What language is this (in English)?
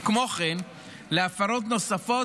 Hebrew